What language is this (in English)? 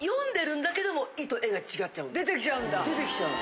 Japanese